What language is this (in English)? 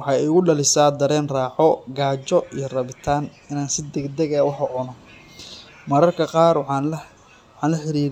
Somali